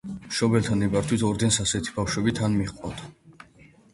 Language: Georgian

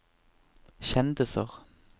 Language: Norwegian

